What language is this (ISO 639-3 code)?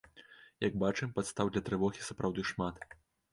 bel